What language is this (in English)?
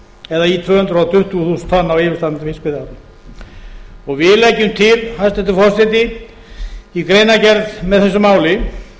Icelandic